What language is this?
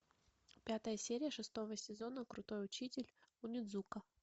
Russian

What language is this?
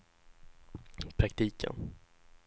Swedish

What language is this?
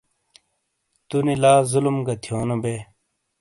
Shina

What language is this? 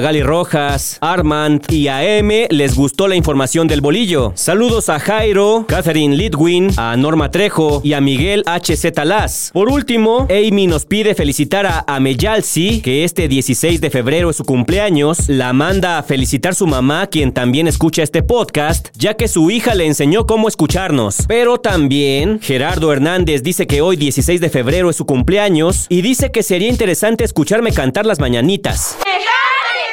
Spanish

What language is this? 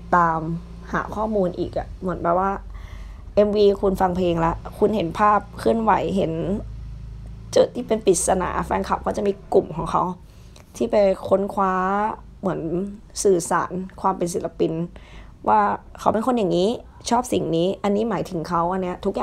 Thai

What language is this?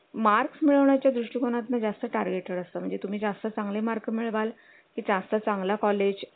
Marathi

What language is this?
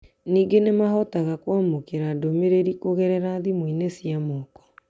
Kikuyu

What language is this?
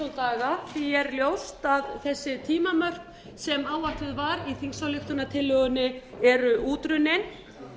Icelandic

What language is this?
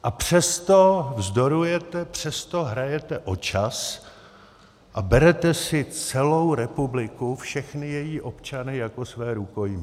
Czech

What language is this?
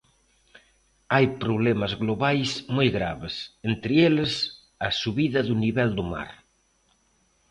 Galician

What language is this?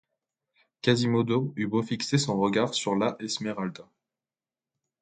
French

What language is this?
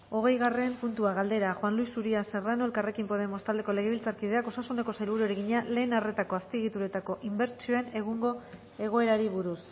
Basque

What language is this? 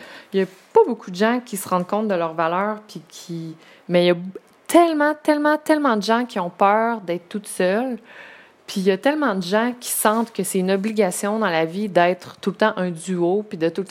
French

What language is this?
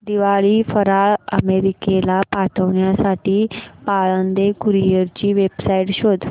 Marathi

